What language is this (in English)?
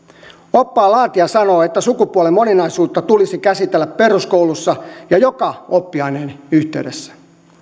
Finnish